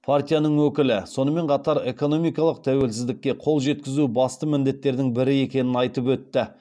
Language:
Kazakh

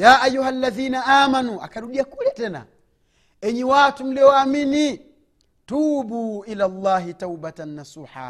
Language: Swahili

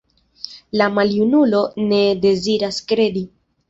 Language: Esperanto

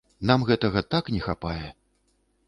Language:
Belarusian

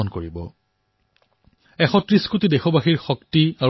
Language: Assamese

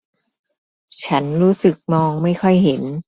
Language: Thai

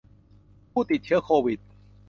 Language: Thai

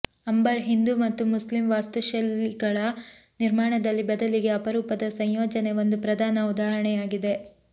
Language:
Kannada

